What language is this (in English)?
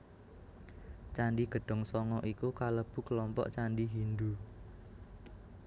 Javanese